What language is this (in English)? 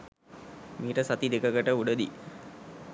Sinhala